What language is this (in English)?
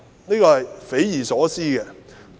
Cantonese